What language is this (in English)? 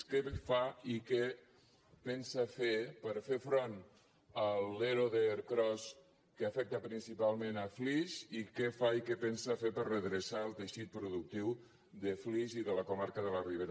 Catalan